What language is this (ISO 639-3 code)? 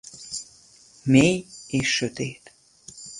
hun